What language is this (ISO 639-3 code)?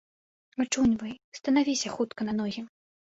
bel